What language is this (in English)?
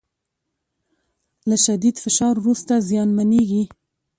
Pashto